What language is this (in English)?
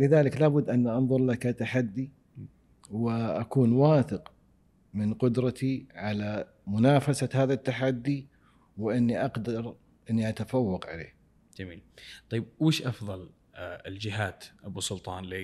Arabic